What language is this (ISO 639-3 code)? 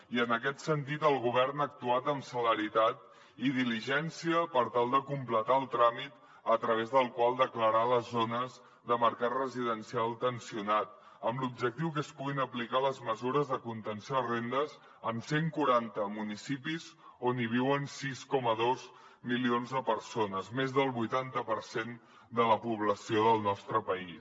cat